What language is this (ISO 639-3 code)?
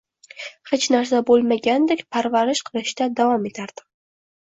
uzb